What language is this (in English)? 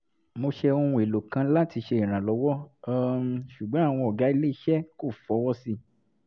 Yoruba